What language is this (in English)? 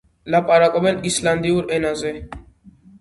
Georgian